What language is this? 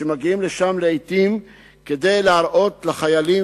Hebrew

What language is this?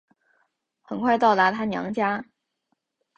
Chinese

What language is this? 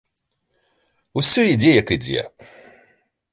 Belarusian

